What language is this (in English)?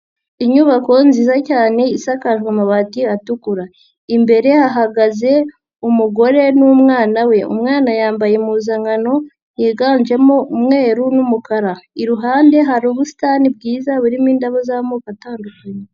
Kinyarwanda